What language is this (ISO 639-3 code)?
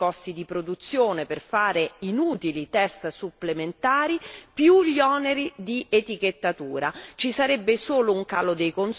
ita